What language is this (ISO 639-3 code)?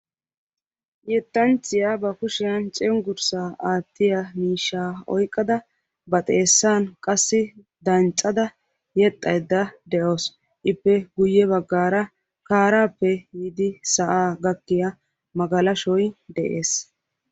wal